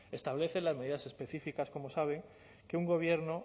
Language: Spanish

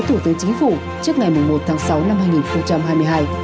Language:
Vietnamese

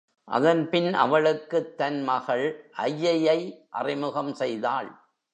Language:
Tamil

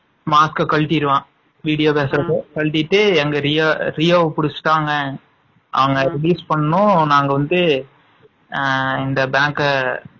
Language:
Tamil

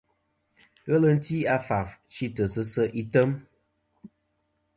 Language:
Kom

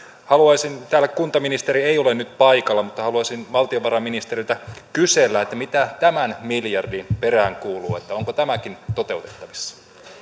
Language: Finnish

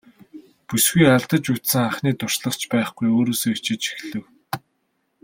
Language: Mongolian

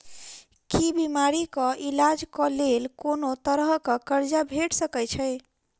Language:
Maithili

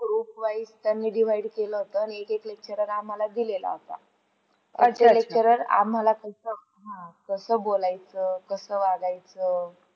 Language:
Marathi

